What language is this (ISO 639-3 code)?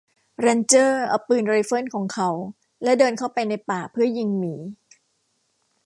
tha